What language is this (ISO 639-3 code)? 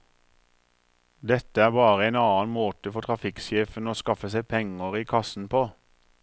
nor